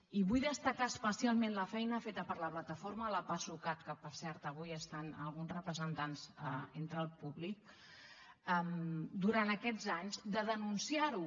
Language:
Catalan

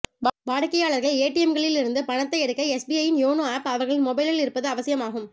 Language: Tamil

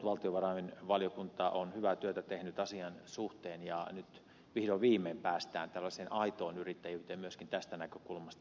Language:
Finnish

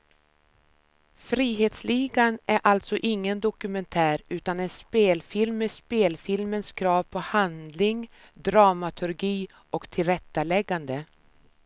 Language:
Swedish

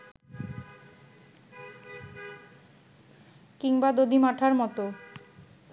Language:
Bangla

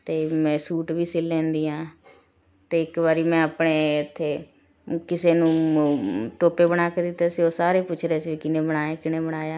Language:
Punjabi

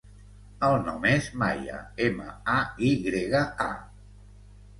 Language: Catalan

